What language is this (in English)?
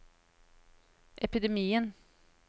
Norwegian